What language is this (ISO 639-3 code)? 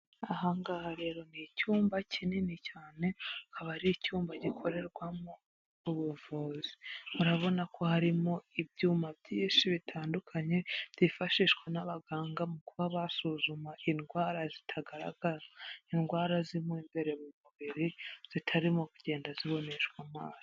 kin